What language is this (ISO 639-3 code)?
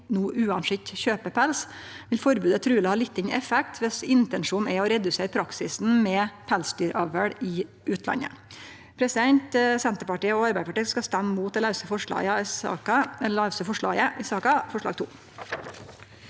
nor